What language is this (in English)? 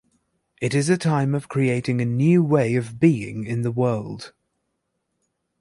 English